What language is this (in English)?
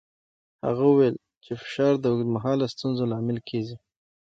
Pashto